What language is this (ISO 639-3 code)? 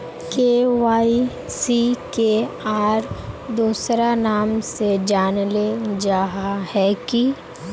mag